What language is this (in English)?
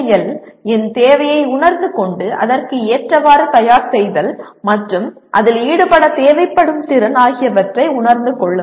Tamil